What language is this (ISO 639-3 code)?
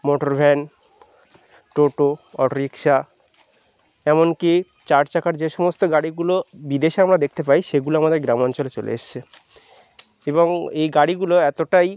ben